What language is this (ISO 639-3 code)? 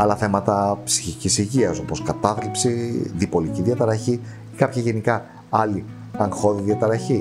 ell